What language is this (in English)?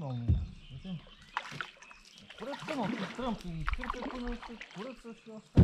Romanian